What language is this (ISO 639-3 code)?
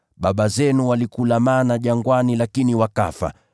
swa